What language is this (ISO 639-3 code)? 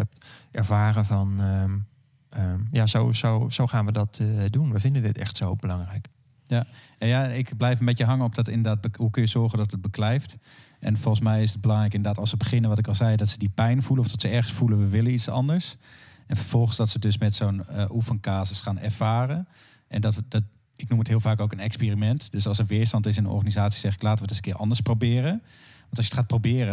nld